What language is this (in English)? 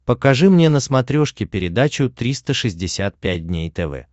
Russian